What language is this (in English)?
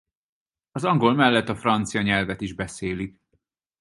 Hungarian